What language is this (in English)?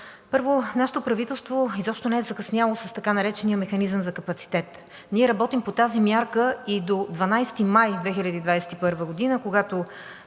Bulgarian